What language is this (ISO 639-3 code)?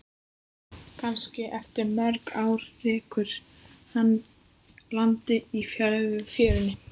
isl